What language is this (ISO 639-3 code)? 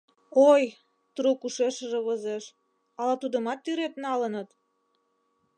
chm